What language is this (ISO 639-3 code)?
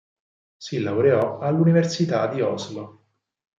ita